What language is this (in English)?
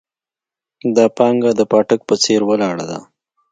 Pashto